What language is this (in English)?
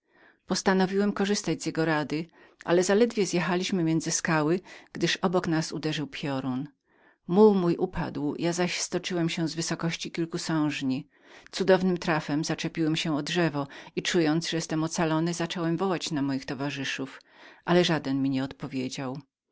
Polish